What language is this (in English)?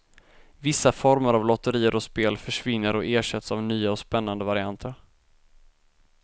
Swedish